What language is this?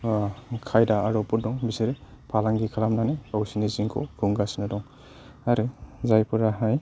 Bodo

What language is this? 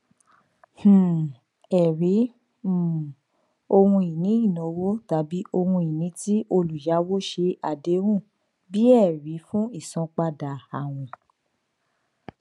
Yoruba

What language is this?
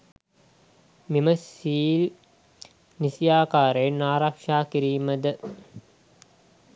Sinhala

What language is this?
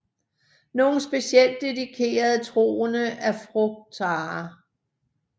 Danish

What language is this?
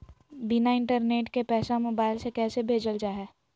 Magahi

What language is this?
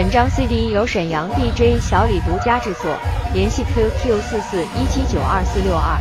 Chinese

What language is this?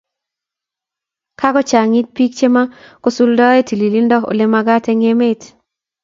Kalenjin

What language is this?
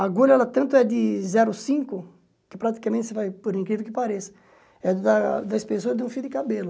Portuguese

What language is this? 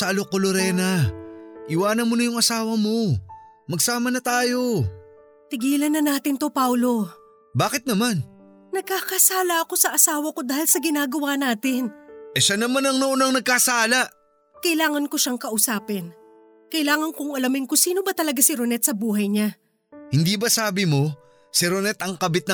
Filipino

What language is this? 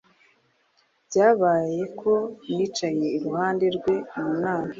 Kinyarwanda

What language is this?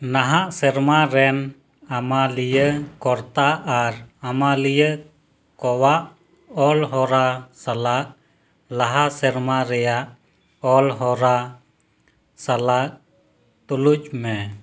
Santali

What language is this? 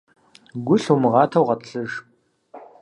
Kabardian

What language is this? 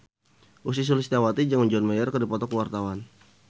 Sundanese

